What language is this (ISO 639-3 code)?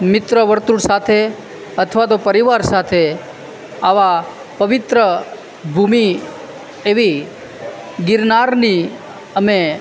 guj